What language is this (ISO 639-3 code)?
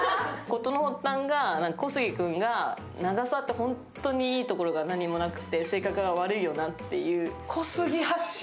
jpn